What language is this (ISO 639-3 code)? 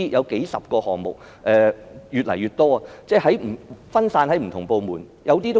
yue